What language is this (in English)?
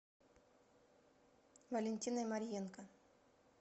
Russian